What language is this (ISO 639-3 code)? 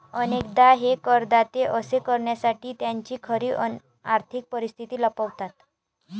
mar